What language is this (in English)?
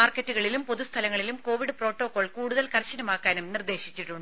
Malayalam